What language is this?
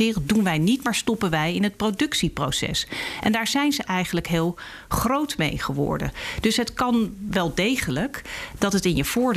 Dutch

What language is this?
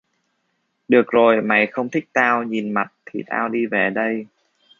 Vietnamese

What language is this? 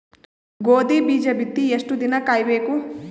Kannada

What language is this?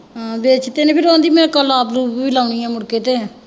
Punjabi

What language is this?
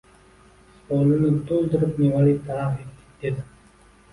Uzbek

